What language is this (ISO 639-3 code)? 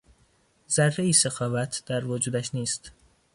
fas